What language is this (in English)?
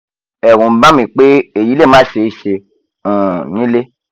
Yoruba